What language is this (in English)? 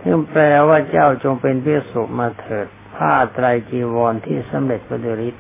Thai